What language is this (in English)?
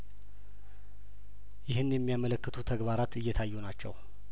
Amharic